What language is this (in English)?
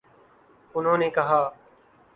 Urdu